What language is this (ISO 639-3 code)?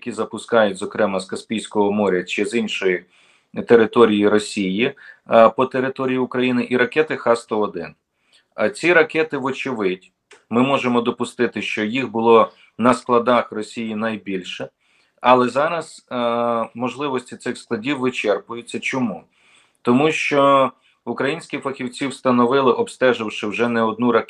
ukr